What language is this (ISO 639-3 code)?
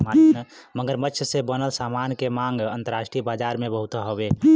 bho